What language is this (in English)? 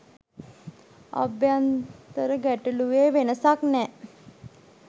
Sinhala